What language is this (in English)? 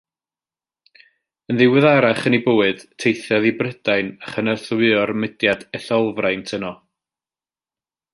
Welsh